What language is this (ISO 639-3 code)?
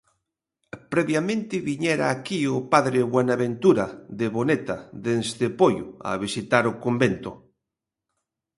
glg